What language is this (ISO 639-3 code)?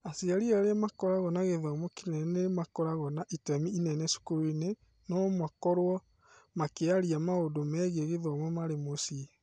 kik